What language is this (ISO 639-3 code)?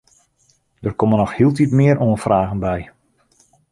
fry